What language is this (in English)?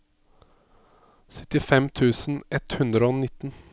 Norwegian